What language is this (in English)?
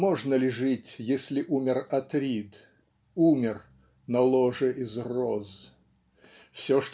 Russian